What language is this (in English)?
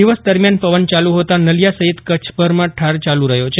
Gujarati